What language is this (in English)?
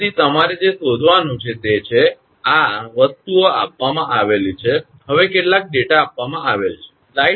Gujarati